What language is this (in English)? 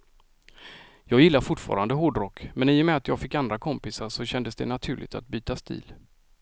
Swedish